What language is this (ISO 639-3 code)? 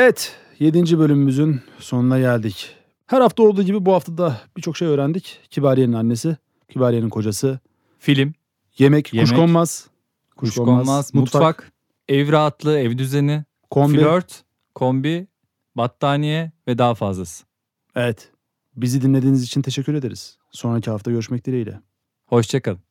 tur